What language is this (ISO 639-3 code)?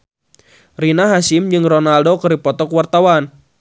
sun